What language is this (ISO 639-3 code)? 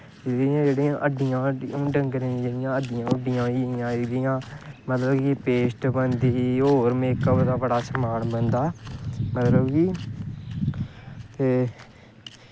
doi